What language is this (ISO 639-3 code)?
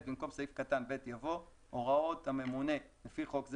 heb